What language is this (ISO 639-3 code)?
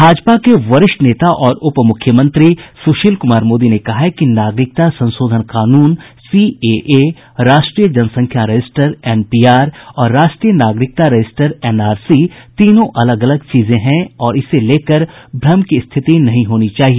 hin